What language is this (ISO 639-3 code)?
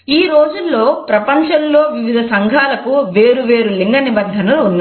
tel